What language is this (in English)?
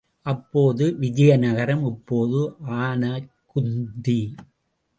Tamil